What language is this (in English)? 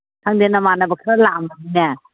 Manipuri